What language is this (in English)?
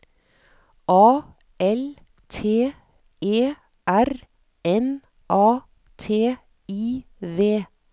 Norwegian